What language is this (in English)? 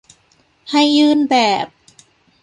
Thai